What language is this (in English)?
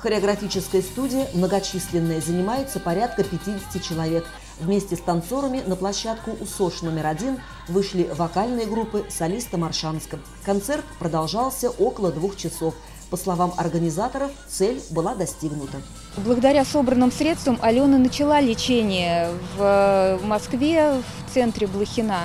Russian